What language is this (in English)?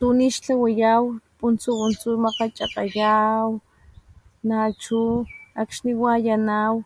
Papantla Totonac